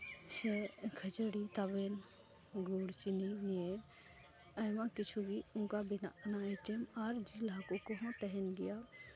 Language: Santali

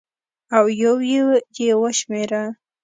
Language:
Pashto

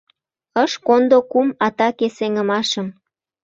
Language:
Mari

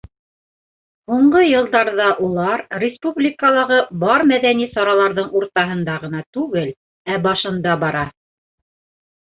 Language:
Bashkir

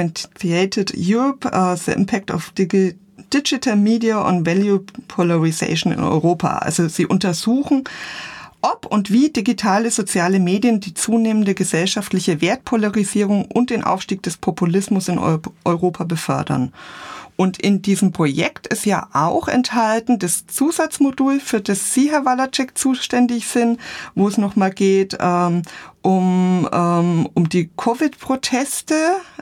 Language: German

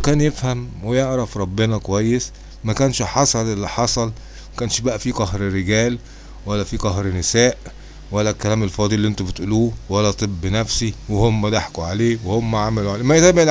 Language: Arabic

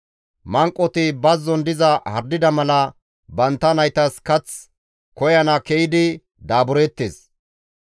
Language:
Gamo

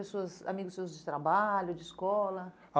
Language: Portuguese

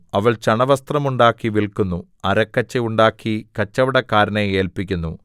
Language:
Malayalam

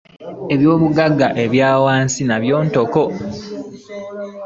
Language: Ganda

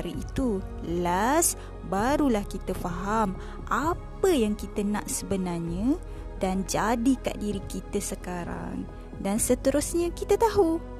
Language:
Malay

